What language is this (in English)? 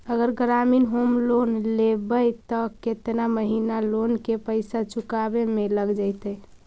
Magahi